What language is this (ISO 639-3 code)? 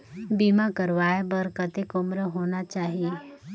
hne